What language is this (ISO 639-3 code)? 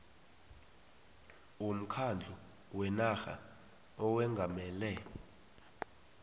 nbl